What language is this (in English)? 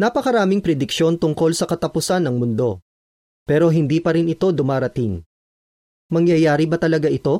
Filipino